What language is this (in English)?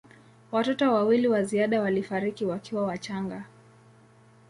Swahili